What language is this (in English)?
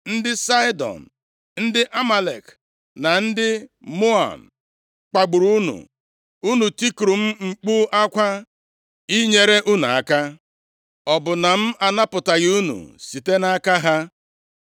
Igbo